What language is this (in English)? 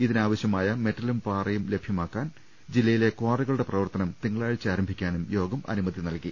Malayalam